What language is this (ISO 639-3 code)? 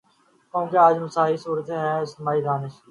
urd